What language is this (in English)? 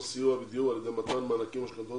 Hebrew